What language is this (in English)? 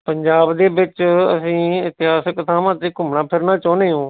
Punjabi